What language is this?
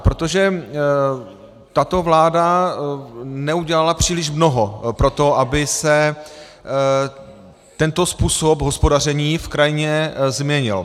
Czech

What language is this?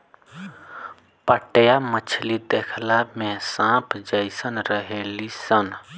Bhojpuri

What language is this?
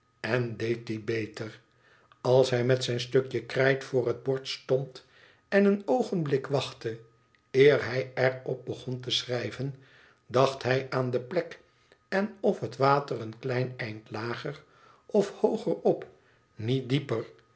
Dutch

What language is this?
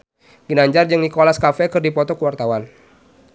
Sundanese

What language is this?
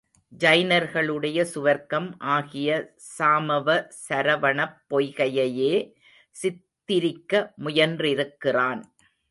Tamil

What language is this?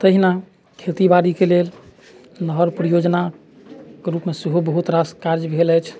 Maithili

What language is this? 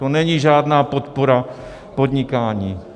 Czech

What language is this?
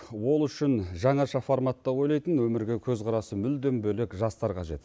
Kazakh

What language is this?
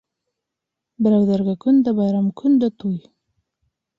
Bashkir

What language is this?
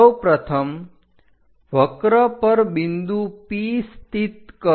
Gujarati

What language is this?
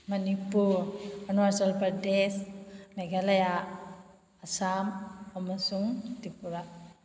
Manipuri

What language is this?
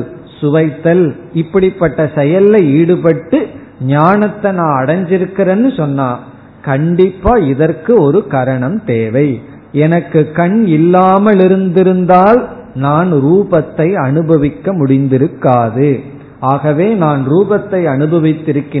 Tamil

